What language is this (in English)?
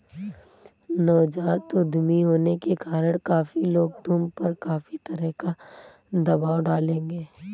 Hindi